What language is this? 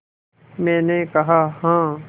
Hindi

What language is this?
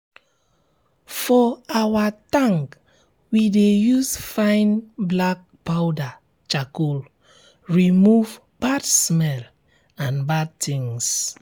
Nigerian Pidgin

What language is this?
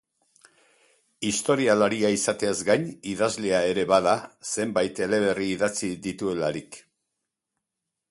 Basque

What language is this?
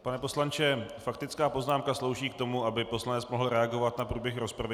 Czech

